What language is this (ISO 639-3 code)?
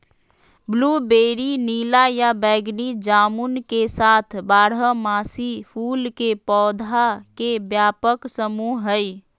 mag